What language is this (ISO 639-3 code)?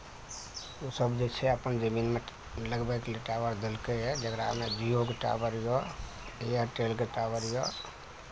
mai